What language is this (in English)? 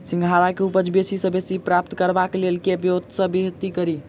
Maithili